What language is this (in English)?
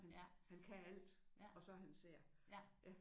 Danish